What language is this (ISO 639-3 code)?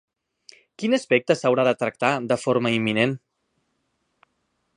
cat